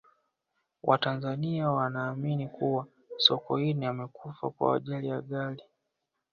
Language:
Swahili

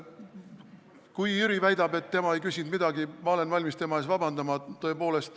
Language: Estonian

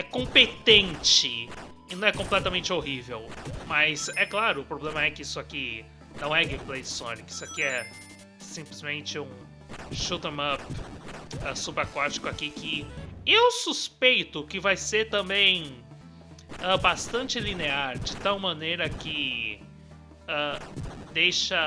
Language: Portuguese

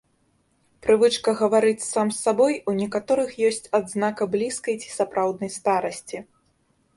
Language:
Belarusian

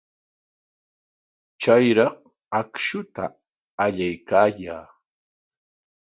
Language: Corongo Ancash Quechua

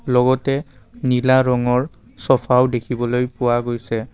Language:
Assamese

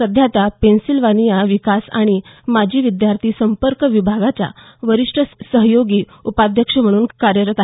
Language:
Marathi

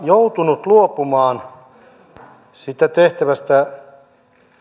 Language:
Finnish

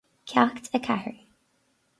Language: Irish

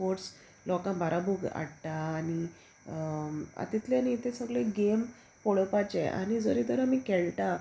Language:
Konkani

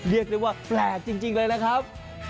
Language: Thai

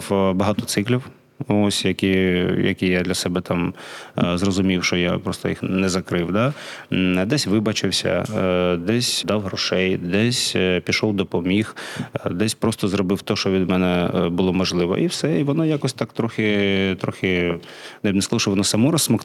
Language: Ukrainian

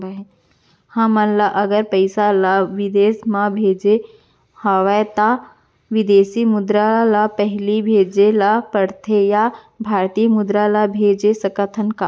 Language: Chhattisgarhi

